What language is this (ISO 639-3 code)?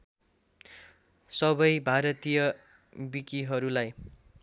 nep